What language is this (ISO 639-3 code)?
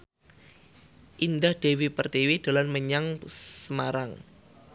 jav